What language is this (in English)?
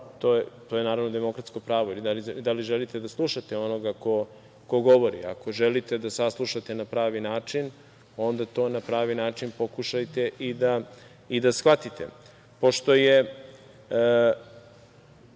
Serbian